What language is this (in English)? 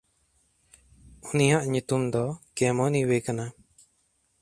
Santali